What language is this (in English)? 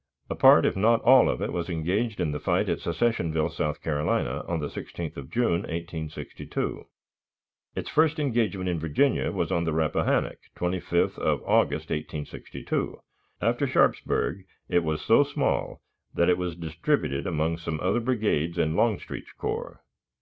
English